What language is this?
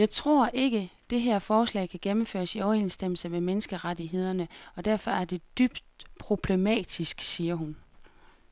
Danish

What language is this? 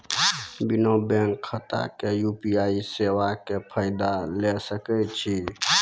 Maithili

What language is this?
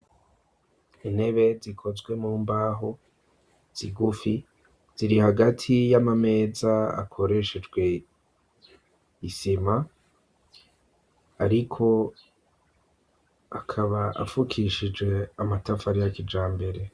Rundi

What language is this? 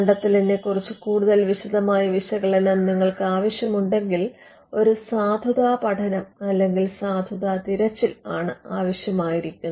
Malayalam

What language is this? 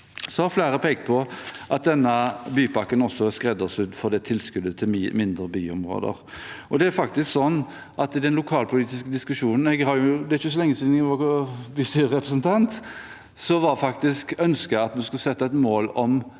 Norwegian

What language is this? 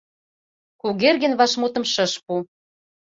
Mari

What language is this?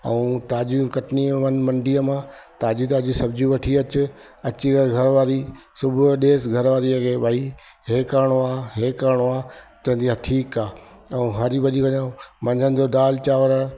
Sindhi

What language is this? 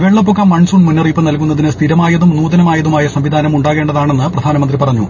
Malayalam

